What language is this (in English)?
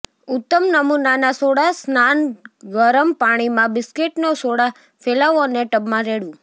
Gujarati